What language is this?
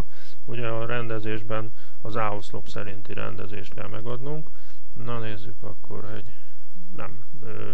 Hungarian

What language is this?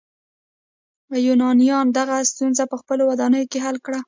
Pashto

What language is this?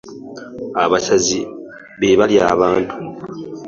Ganda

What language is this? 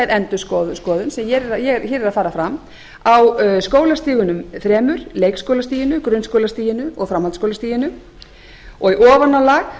Icelandic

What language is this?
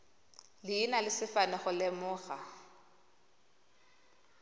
Tswana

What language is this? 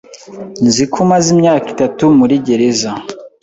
Kinyarwanda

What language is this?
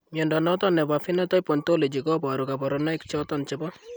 Kalenjin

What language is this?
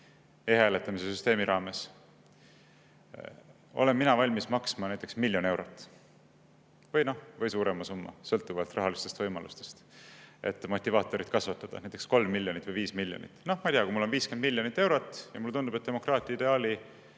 Estonian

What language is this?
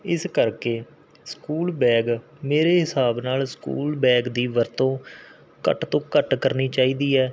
Punjabi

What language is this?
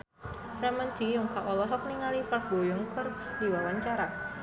Sundanese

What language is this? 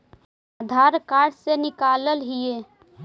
Magahi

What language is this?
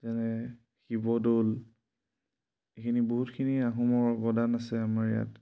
Assamese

